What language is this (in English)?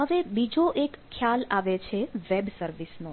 Gujarati